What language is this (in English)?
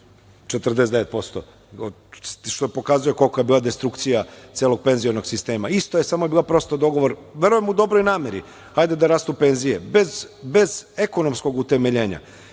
Serbian